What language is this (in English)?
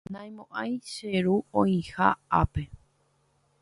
Guarani